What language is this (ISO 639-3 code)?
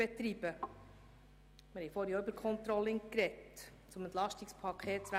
gsw